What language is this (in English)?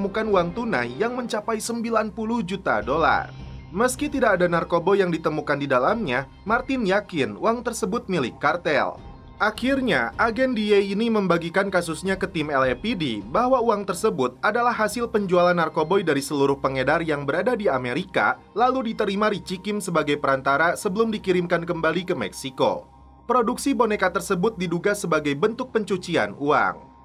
Indonesian